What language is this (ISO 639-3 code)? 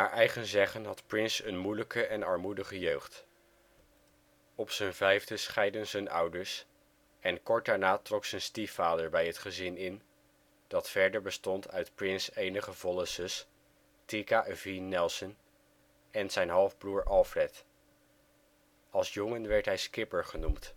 nld